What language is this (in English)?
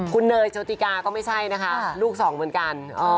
Thai